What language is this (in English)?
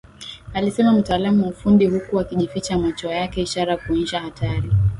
Swahili